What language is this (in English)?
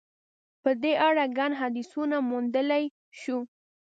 Pashto